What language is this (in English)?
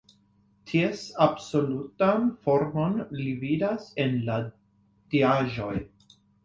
Esperanto